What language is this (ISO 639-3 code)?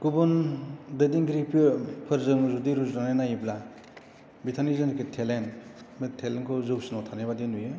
brx